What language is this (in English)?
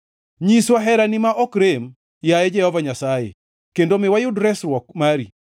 Luo (Kenya and Tanzania)